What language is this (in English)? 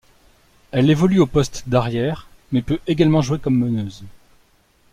French